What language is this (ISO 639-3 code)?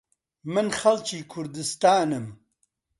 ckb